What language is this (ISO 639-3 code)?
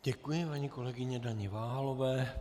ces